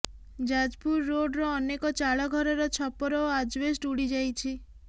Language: Odia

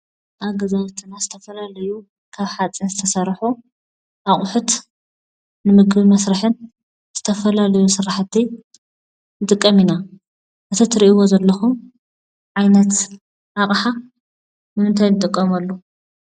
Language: Tigrinya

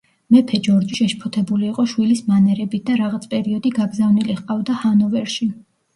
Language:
Georgian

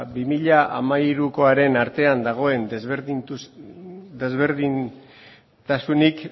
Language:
Basque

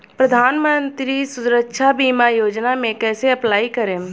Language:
Bhojpuri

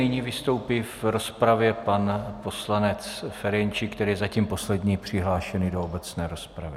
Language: Czech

